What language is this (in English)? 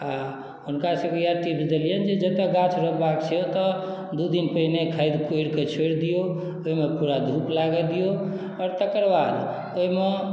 Maithili